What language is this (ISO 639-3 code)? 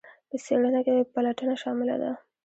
pus